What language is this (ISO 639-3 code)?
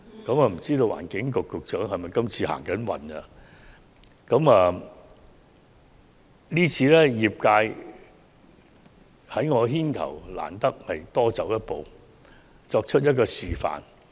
yue